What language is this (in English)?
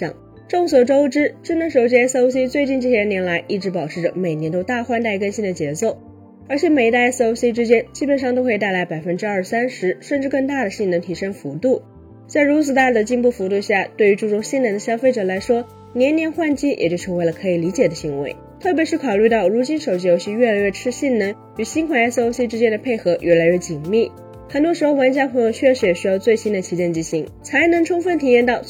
Chinese